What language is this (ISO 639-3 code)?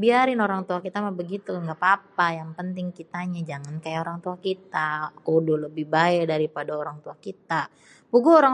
bew